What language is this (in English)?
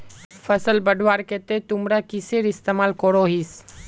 Magahi